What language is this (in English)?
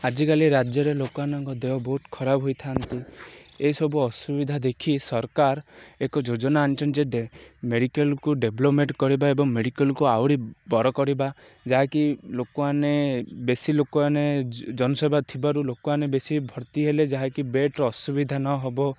Odia